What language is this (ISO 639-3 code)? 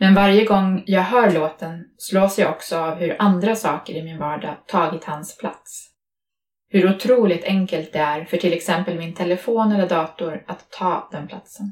swe